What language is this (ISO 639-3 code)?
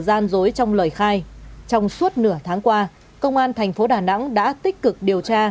vie